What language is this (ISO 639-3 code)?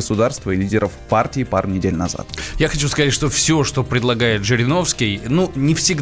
rus